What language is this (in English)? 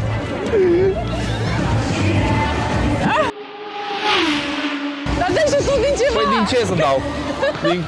Romanian